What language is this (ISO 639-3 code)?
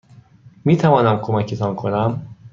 fas